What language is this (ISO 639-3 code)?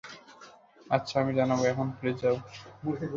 ben